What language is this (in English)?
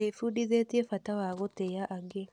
Kikuyu